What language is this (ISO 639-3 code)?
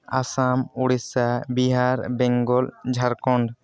sat